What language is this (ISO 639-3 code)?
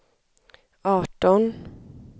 swe